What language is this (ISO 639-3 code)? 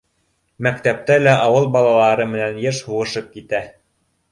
bak